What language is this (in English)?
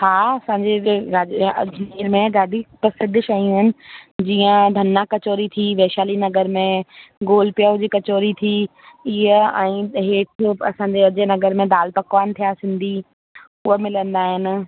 Sindhi